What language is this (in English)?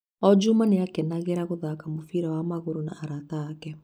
Kikuyu